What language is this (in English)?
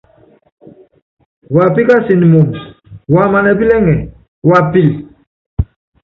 Yangben